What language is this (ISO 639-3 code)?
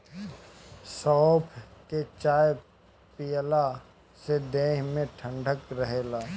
bho